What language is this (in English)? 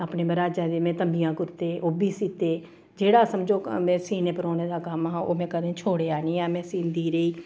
Dogri